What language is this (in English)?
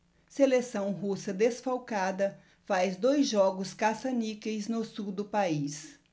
Portuguese